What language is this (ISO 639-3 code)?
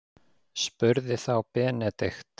isl